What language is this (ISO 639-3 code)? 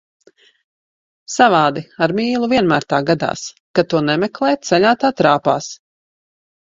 lav